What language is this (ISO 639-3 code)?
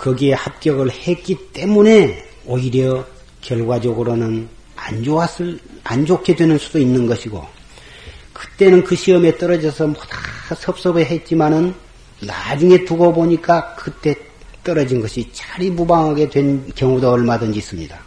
kor